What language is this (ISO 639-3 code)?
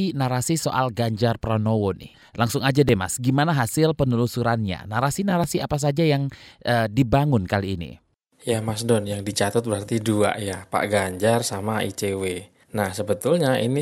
ind